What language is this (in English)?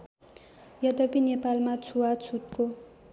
Nepali